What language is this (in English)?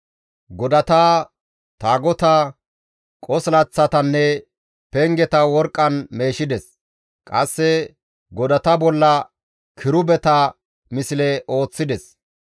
Gamo